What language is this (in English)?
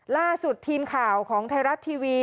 Thai